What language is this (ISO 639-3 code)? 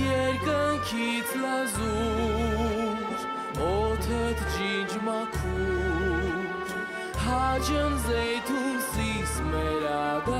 ron